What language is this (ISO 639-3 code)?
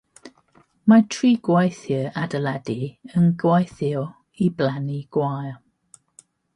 cym